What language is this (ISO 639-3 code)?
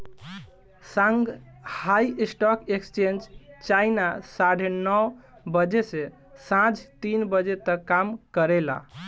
bho